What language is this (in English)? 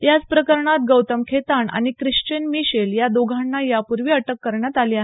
Marathi